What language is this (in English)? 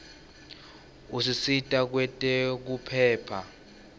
Swati